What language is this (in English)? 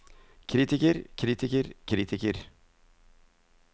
Norwegian